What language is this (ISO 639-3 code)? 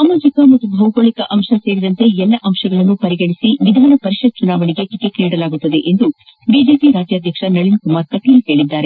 kan